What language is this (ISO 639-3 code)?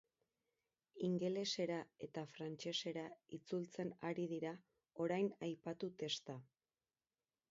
eus